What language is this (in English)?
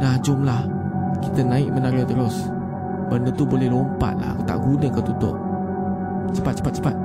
Malay